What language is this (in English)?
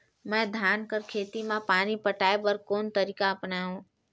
Chhattisgarhi